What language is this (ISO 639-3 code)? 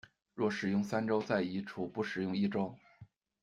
zho